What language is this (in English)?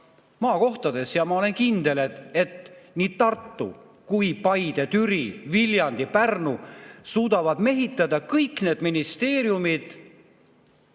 Estonian